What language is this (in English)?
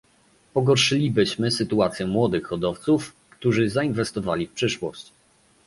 Polish